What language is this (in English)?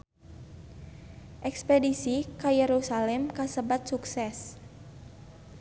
Sundanese